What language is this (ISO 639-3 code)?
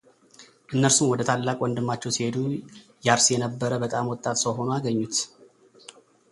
amh